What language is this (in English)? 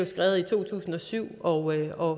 Danish